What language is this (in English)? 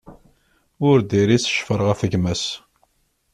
Kabyle